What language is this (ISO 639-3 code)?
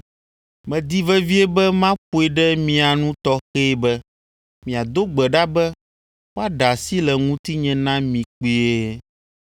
ewe